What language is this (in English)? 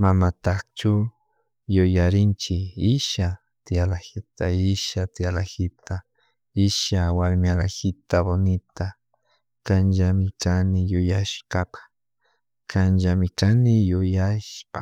Chimborazo Highland Quichua